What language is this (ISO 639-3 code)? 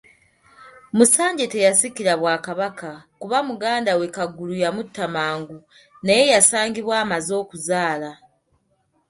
lug